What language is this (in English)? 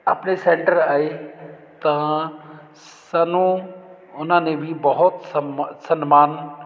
Punjabi